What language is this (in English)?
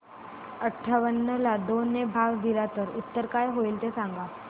Marathi